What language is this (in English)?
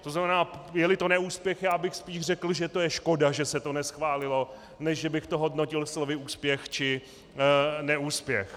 Czech